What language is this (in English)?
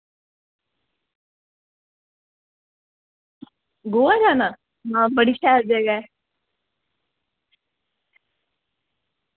Dogri